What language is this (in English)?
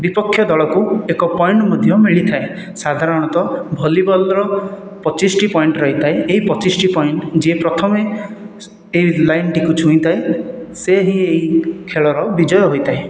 Odia